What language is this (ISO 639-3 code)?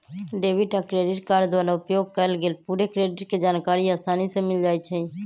mag